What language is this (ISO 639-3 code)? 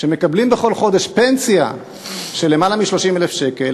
heb